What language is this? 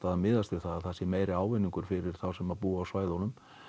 Icelandic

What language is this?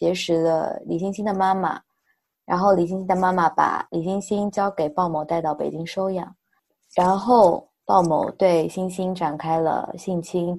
Chinese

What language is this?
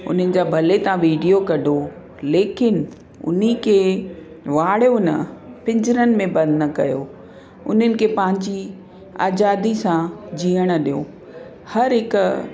Sindhi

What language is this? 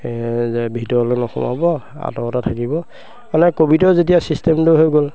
Assamese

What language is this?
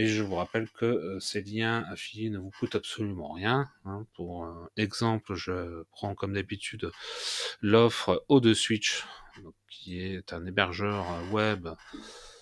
French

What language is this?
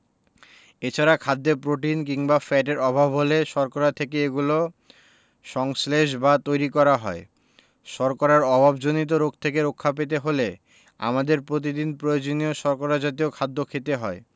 Bangla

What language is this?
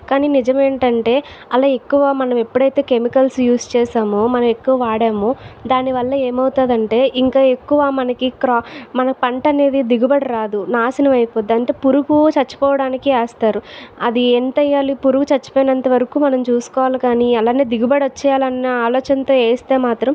Telugu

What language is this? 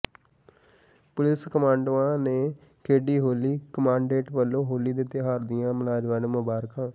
Punjabi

